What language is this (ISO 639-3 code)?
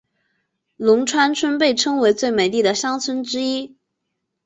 zho